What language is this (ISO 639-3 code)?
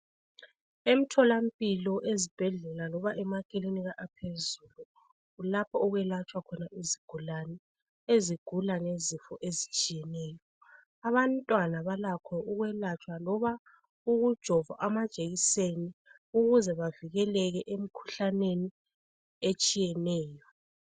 nde